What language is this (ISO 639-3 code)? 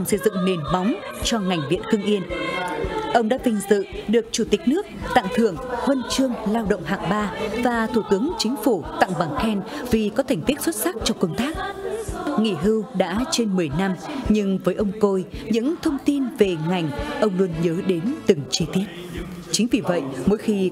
vie